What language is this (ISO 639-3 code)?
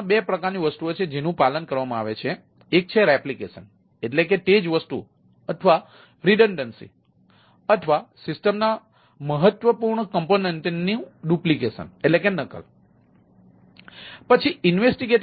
guj